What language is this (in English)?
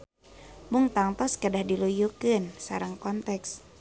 Sundanese